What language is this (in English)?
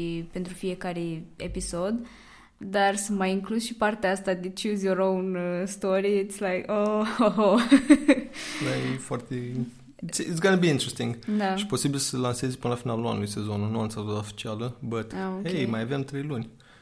Romanian